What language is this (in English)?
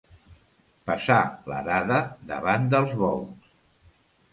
Catalan